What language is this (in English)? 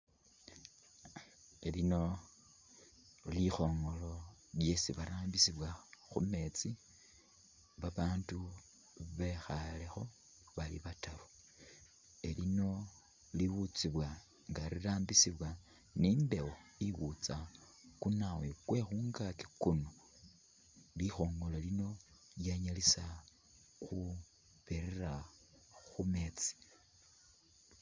Masaaba